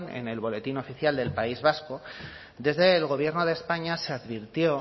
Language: Spanish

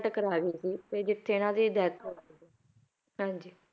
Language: Punjabi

